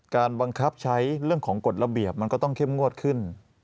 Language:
Thai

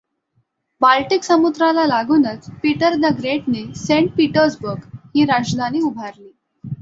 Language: Marathi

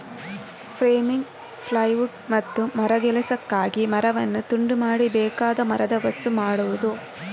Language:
Kannada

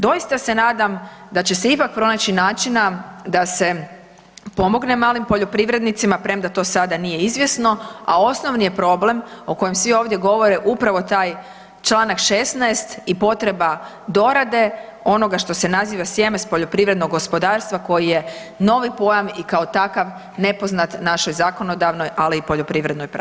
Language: Croatian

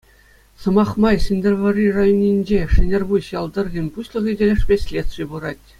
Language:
Chuvash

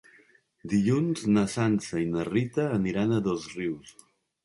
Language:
Catalan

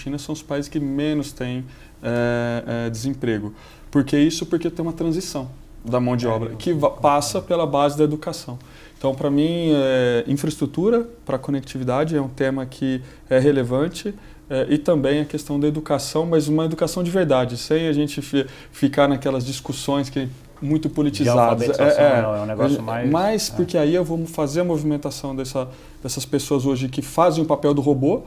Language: Portuguese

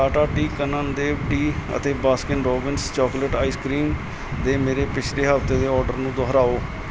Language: Punjabi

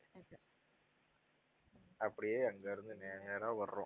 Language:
Tamil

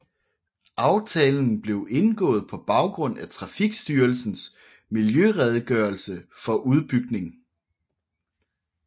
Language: Danish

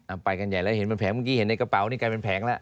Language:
Thai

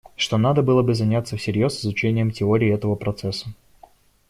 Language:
Russian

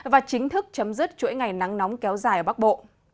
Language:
Vietnamese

